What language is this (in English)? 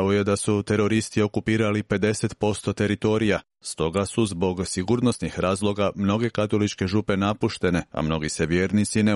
Croatian